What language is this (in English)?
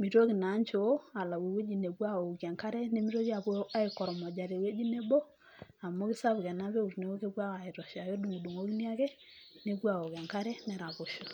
Masai